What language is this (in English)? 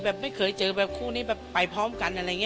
Thai